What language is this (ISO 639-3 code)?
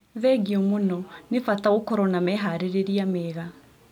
kik